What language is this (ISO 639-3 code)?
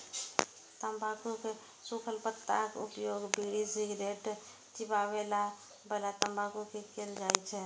mai